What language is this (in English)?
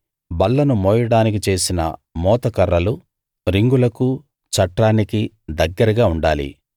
Telugu